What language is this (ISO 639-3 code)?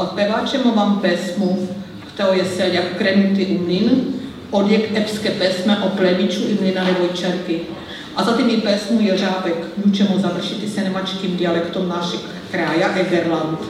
ces